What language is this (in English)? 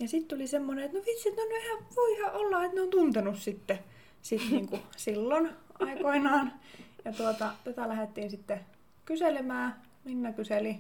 Finnish